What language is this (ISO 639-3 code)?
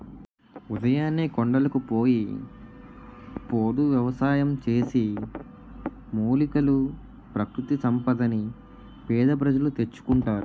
tel